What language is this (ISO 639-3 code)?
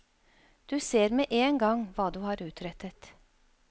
nor